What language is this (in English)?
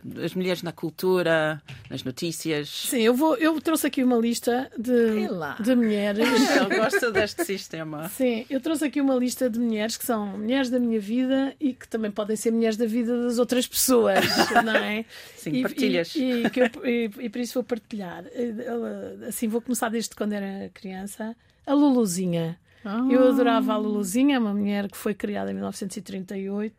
Portuguese